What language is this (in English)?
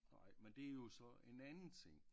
Danish